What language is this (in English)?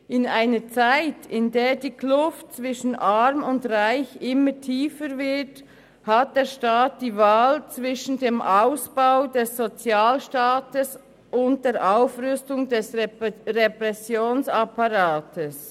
Swiss German